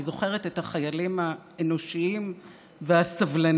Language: Hebrew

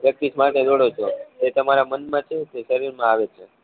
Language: Gujarati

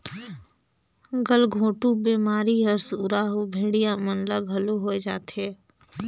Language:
Chhattisgarhi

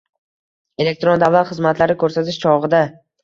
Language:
Uzbek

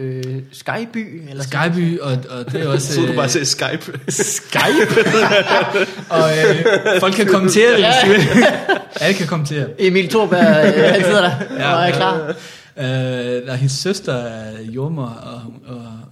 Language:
Danish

